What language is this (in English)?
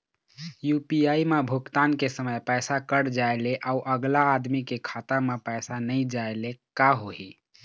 Chhattisgarhi